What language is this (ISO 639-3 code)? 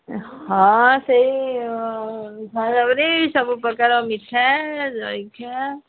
ori